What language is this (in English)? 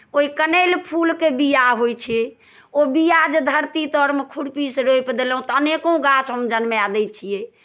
Maithili